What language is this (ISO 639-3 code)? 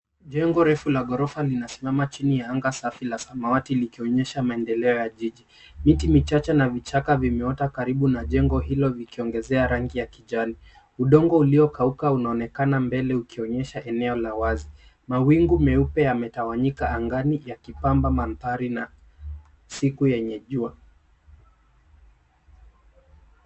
swa